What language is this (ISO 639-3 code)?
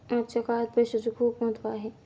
mar